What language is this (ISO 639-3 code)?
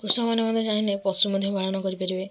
ori